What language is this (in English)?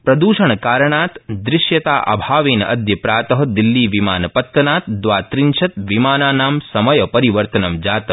Sanskrit